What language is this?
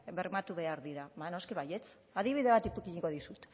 Basque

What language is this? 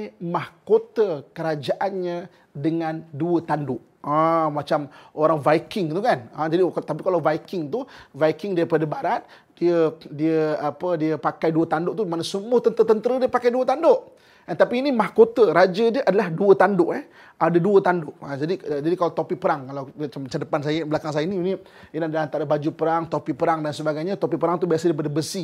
Malay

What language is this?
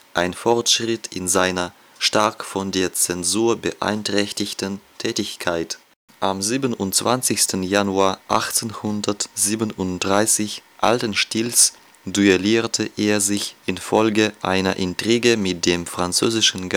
German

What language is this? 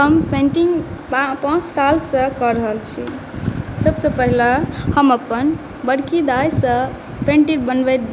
Maithili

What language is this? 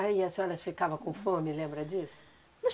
Portuguese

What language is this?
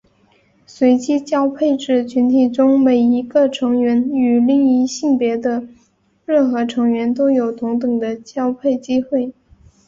Chinese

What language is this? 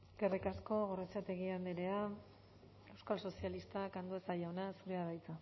Basque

